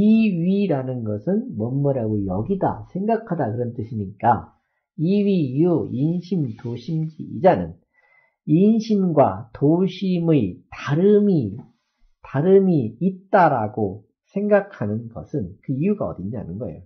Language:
Korean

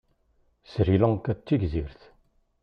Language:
Kabyle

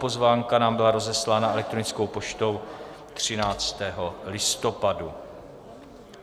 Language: Czech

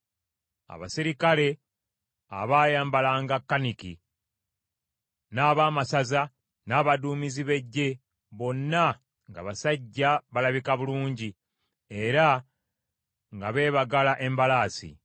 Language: Ganda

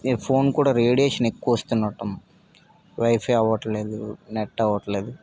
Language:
Telugu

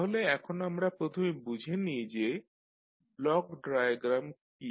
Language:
Bangla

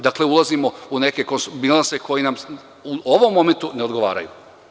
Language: Serbian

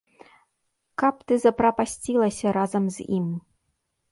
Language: Belarusian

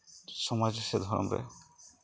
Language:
Santali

